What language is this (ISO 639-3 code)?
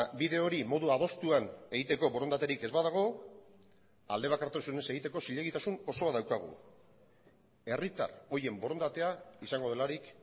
eus